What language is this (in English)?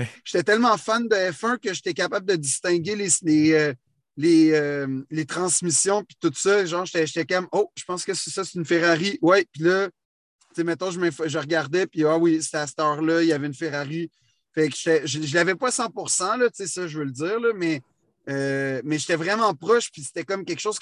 French